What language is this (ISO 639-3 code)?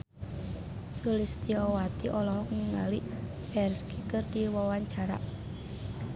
sun